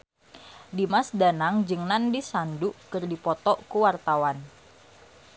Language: Sundanese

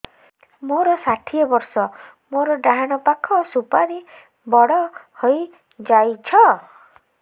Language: Odia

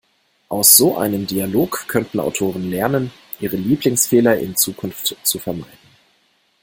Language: German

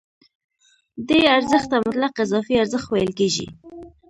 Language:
Pashto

